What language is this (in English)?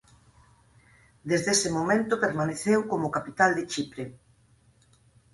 Galician